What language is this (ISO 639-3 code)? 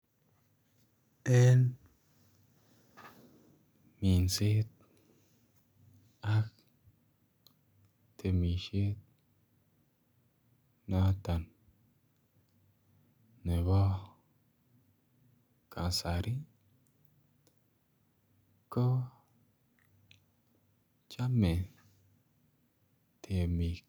kln